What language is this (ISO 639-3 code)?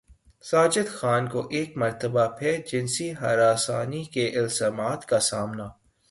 urd